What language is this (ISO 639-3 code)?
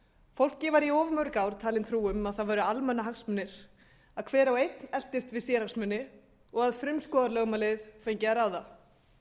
isl